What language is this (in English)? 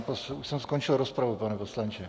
Czech